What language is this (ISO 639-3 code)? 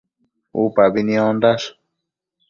mcf